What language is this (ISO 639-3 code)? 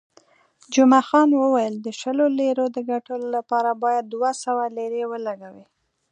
pus